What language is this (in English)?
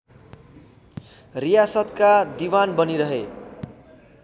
Nepali